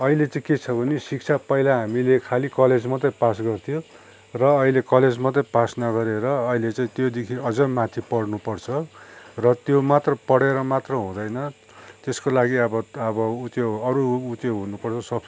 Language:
Nepali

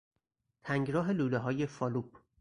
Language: Persian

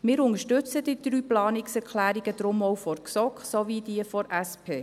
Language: Swiss German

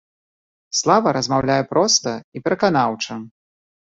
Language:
Belarusian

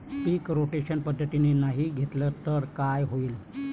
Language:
Marathi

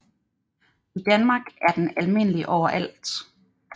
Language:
Danish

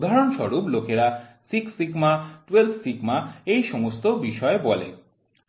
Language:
Bangla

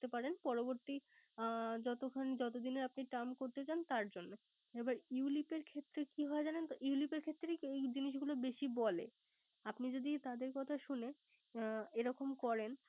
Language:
Bangla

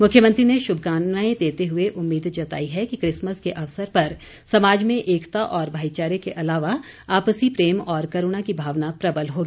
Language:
Hindi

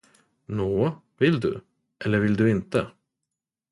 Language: Swedish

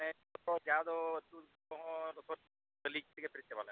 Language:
Santali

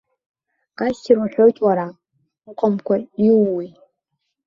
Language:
Abkhazian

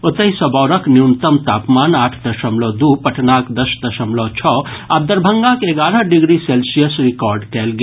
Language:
Maithili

